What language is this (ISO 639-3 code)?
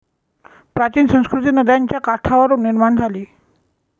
mar